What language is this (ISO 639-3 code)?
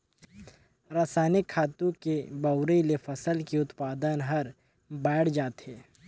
hne